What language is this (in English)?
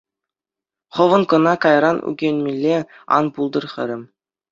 Chuvash